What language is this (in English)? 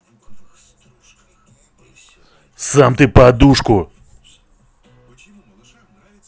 Russian